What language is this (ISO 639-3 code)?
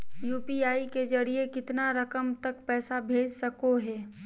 mag